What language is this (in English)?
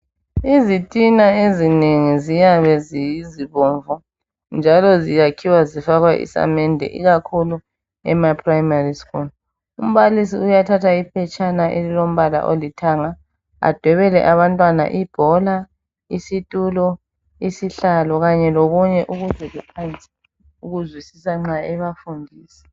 North Ndebele